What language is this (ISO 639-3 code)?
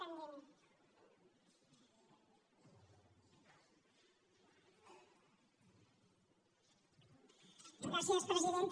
cat